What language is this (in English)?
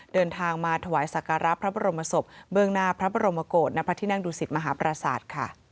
Thai